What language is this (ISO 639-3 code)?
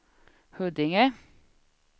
swe